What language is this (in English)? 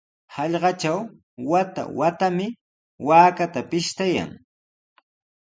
Sihuas Ancash Quechua